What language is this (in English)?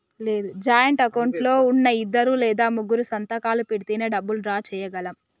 Telugu